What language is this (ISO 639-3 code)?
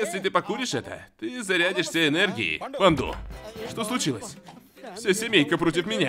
rus